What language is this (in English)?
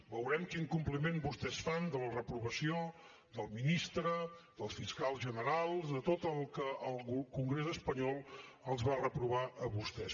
Catalan